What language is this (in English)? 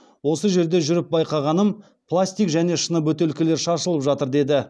Kazakh